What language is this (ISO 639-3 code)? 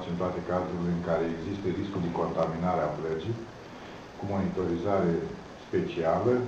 ron